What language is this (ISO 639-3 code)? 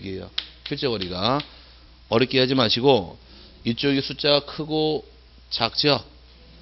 kor